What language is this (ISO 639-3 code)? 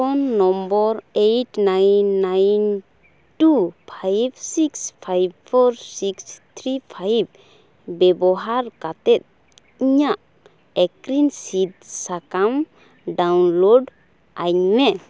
sat